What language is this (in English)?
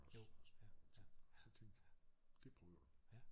Danish